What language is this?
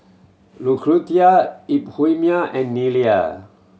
English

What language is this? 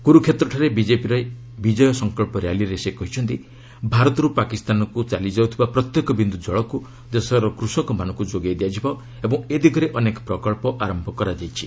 Odia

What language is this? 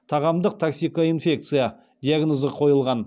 Kazakh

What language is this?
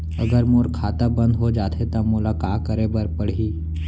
Chhattisgarhi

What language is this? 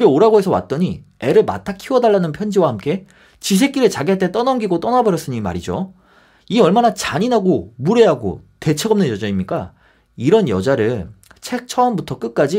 Korean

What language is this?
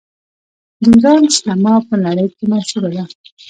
Pashto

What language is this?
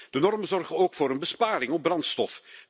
Dutch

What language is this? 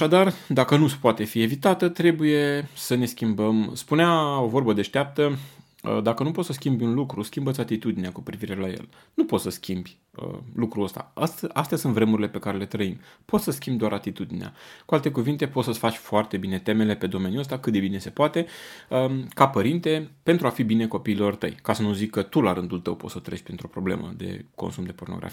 Romanian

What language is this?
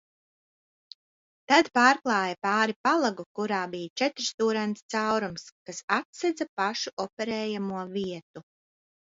Latvian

